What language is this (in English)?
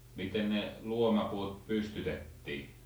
Finnish